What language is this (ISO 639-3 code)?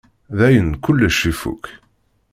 kab